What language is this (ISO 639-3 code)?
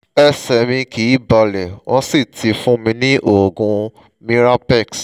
yor